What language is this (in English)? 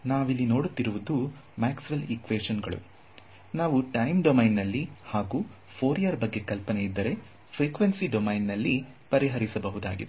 Kannada